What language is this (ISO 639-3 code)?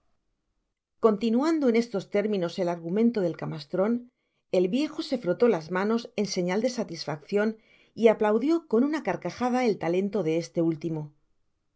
spa